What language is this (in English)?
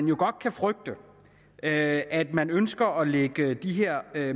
Danish